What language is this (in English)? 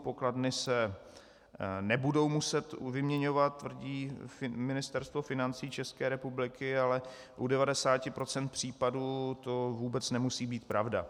Czech